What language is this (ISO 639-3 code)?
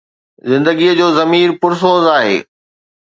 snd